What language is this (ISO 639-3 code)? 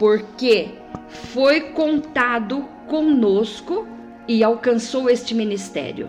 por